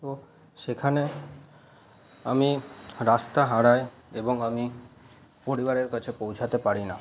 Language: Bangla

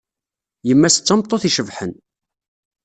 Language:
Kabyle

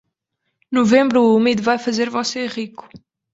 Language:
Portuguese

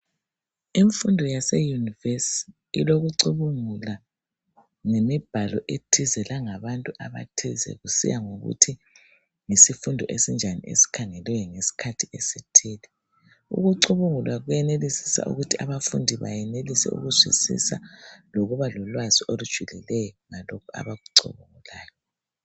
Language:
North Ndebele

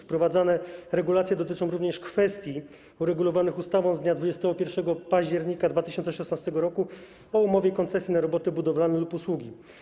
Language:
Polish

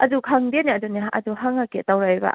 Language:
Manipuri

